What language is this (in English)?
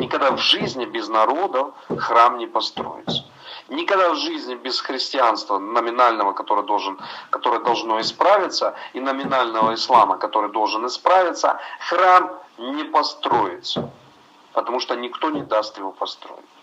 Russian